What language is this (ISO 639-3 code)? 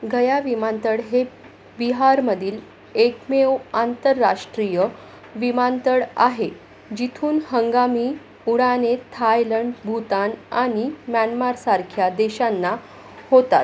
mar